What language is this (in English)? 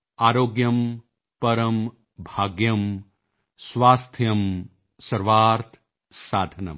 Punjabi